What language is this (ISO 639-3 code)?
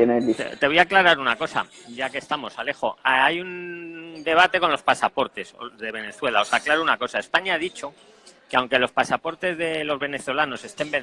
spa